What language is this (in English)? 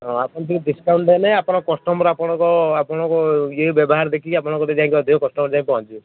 Odia